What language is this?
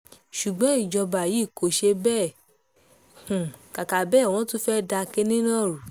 Yoruba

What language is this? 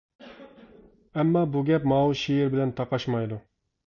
Uyghur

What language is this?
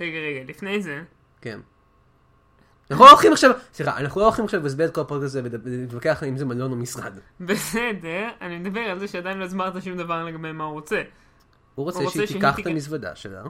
Hebrew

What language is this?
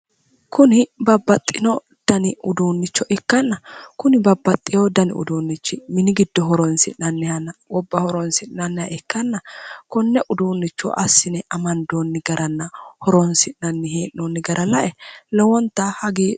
Sidamo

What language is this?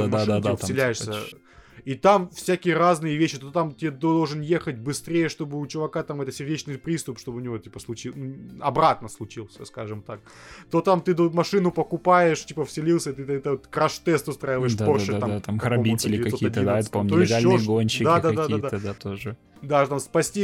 Russian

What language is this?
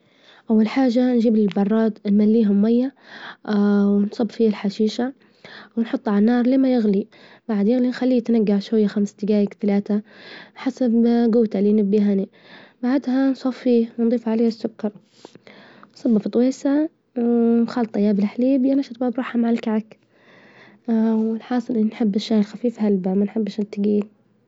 Libyan Arabic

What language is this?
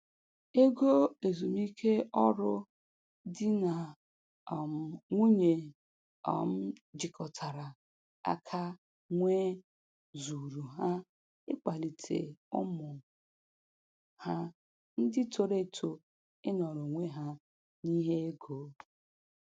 Igbo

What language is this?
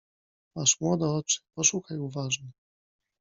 Polish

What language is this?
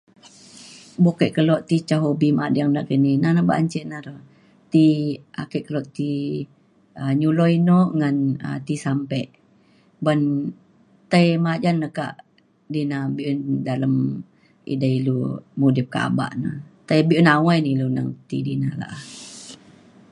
Mainstream Kenyah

